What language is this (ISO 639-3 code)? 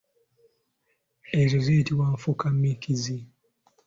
lug